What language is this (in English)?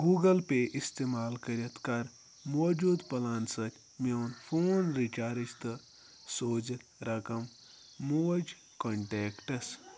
Kashmiri